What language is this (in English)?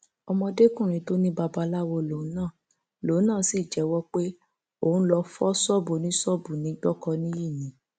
Yoruba